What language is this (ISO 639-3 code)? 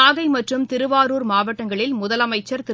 tam